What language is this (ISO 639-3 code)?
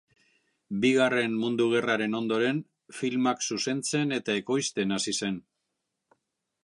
eus